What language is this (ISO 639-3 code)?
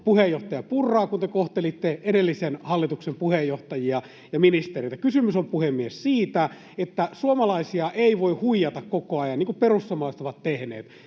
fin